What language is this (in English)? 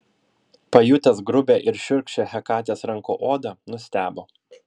Lithuanian